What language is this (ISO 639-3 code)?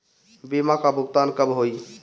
bho